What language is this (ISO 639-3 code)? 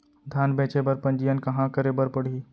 hne